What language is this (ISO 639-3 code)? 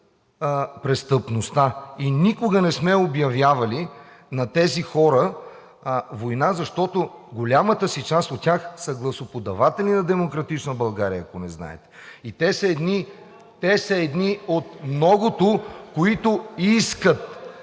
bul